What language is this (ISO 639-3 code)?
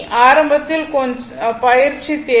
tam